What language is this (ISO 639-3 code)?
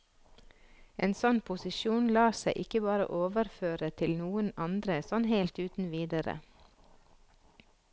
nor